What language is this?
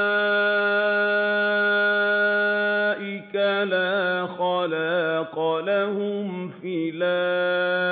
Arabic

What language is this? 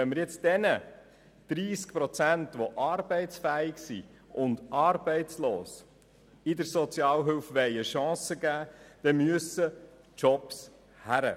Swiss German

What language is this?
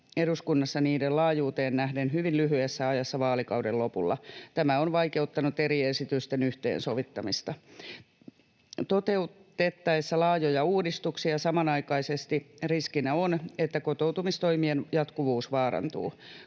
Finnish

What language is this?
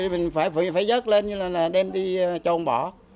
Vietnamese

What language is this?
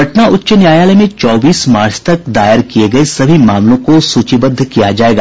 Hindi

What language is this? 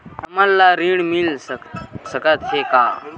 Chhattisgarhi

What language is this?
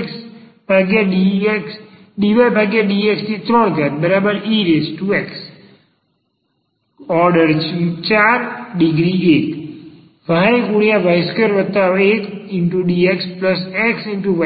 Gujarati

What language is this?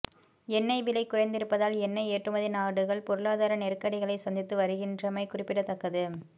Tamil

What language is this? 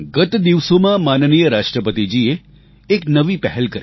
Gujarati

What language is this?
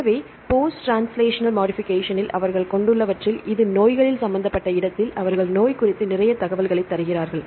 Tamil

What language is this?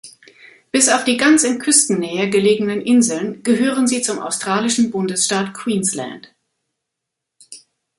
German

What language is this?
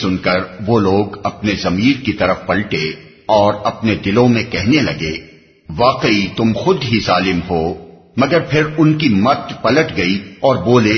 Urdu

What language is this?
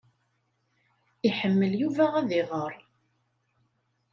Kabyle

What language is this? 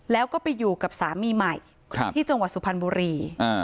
Thai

